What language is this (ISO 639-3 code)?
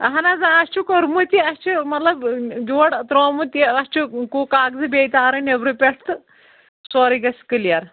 kas